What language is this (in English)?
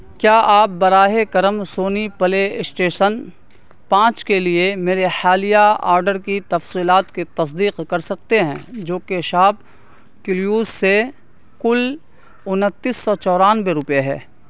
Urdu